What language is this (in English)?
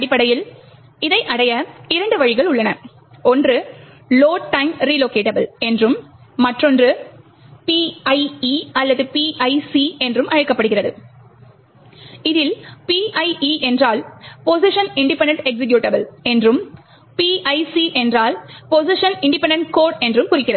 Tamil